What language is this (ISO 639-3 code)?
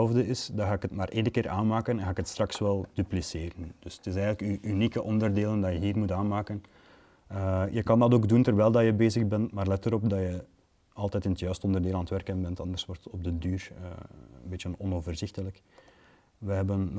nld